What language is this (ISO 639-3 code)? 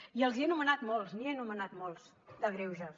cat